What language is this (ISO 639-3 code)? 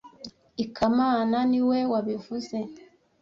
kin